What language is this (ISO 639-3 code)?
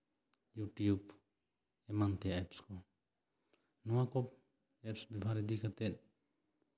sat